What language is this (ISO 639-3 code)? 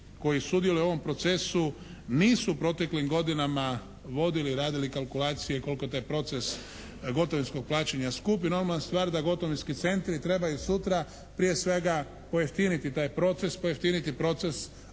hrv